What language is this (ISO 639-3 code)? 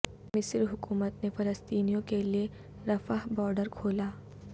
urd